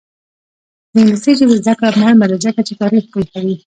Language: Pashto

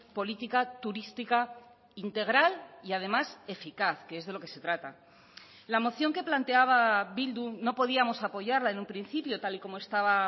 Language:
Spanish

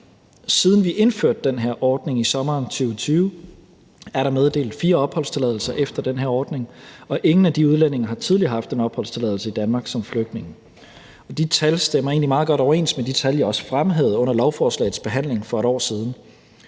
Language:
Danish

